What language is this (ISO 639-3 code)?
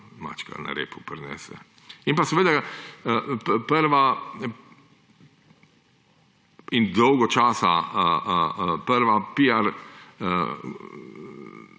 slv